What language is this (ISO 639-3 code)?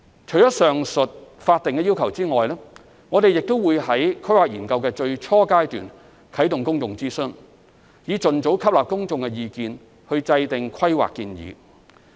yue